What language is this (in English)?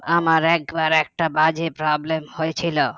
Bangla